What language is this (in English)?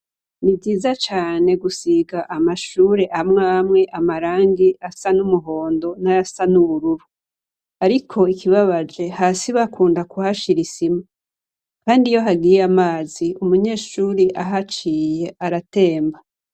Rundi